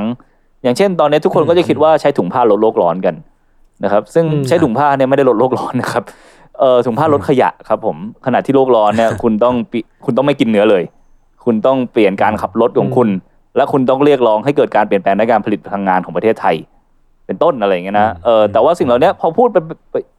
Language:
Thai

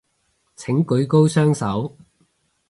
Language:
Cantonese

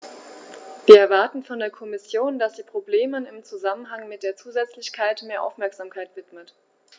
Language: German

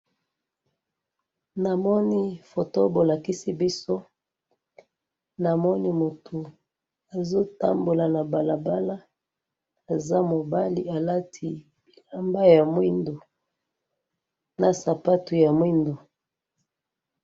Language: Lingala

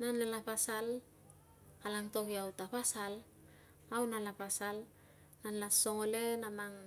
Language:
Tungag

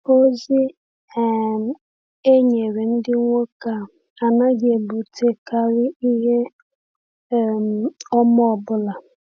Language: Igbo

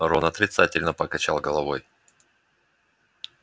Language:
Russian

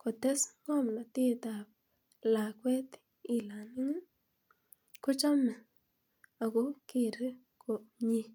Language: Kalenjin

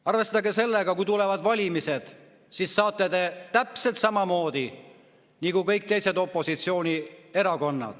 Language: Estonian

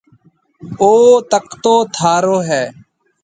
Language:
Marwari (Pakistan)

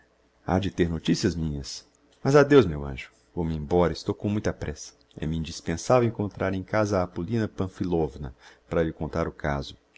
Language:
Portuguese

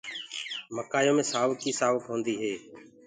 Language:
Gurgula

